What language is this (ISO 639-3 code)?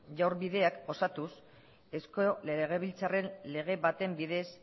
eus